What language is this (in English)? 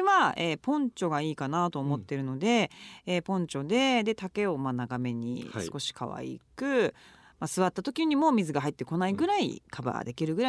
Japanese